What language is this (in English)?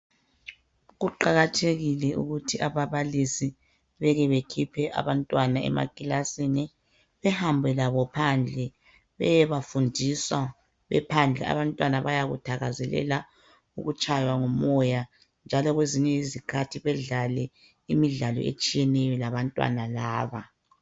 North Ndebele